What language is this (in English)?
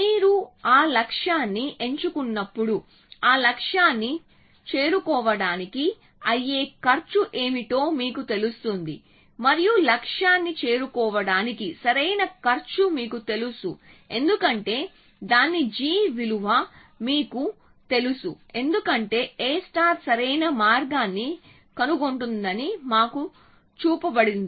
Telugu